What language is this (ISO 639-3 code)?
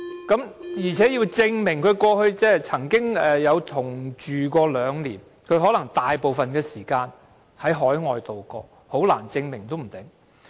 yue